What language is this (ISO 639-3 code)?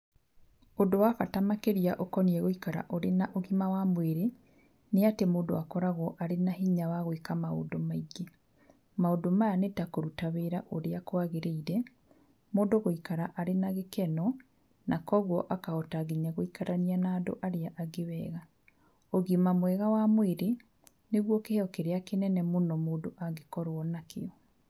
kik